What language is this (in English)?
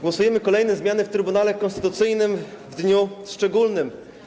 Polish